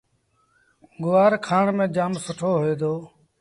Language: Sindhi Bhil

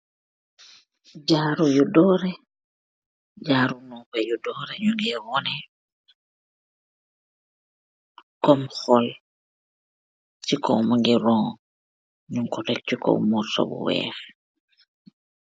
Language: Wolof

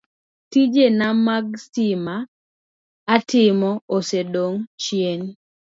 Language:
Luo (Kenya and Tanzania)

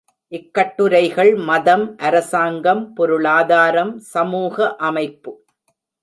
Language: Tamil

